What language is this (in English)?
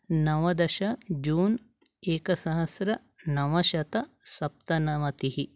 Sanskrit